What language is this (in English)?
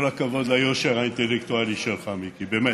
Hebrew